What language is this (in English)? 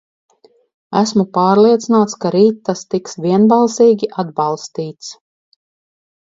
Latvian